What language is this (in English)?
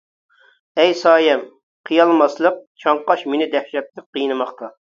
Uyghur